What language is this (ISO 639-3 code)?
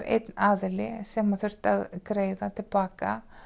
isl